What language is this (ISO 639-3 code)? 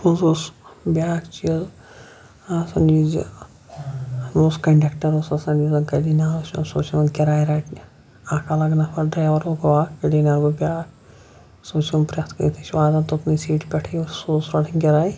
kas